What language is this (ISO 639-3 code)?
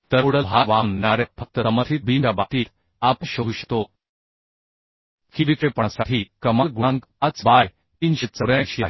mar